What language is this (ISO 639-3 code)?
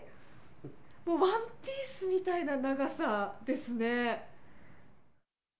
jpn